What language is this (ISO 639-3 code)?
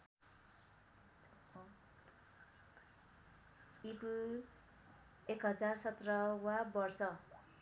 nep